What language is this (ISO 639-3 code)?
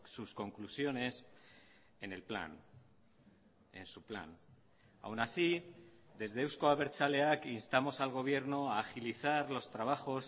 spa